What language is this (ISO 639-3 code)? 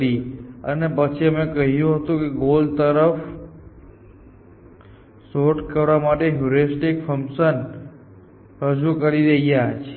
guj